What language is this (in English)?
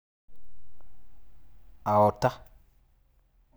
Masai